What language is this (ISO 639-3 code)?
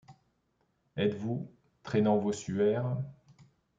fra